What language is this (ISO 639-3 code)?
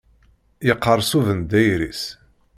kab